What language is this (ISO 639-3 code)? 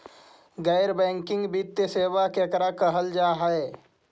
mag